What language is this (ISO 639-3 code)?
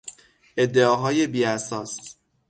fas